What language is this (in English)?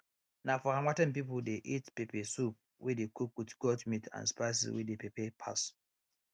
Nigerian Pidgin